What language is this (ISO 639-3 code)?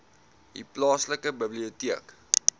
afr